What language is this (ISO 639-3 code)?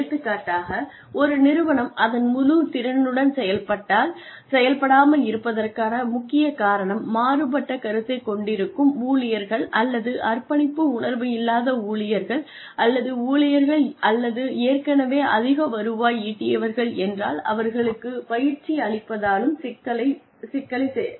tam